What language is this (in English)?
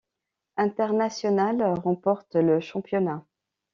French